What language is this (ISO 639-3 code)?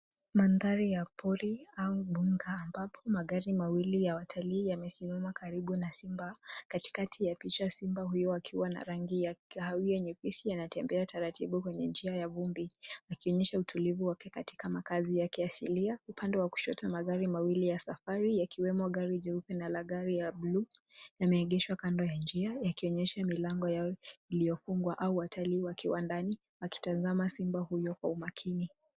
swa